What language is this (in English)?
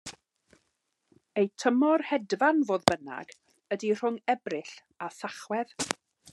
Welsh